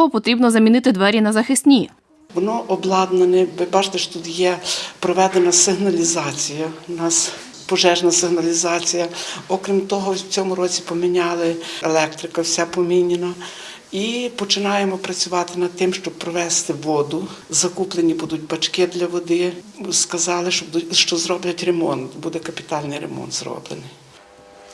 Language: Ukrainian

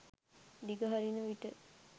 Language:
Sinhala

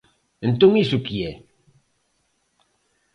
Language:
Galician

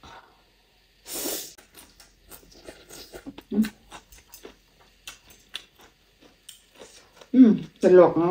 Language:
Vietnamese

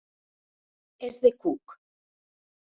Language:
Catalan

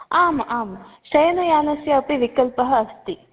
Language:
Sanskrit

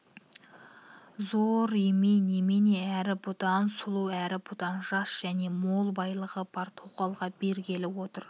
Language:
Kazakh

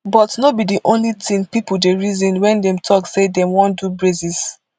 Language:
Nigerian Pidgin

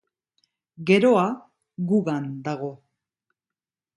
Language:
Basque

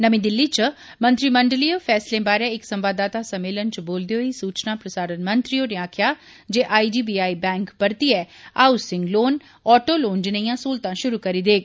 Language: Dogri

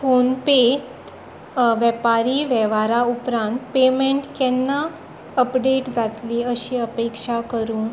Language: Konkani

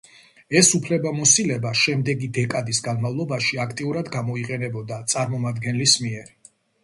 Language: Georgian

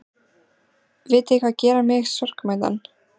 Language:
Icelandic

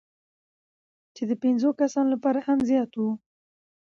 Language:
Pashto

